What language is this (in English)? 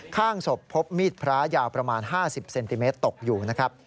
Thai